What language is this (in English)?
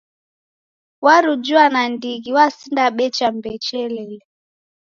Taita